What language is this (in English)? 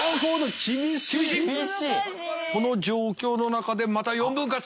Japanese